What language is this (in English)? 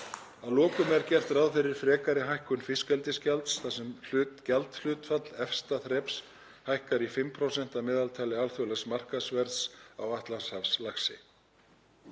Icelandic